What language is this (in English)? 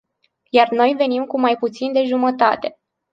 Romanian